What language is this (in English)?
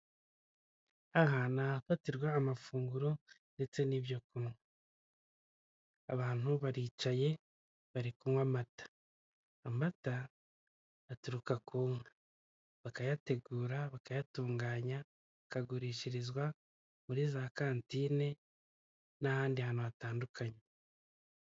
Kinyarwanda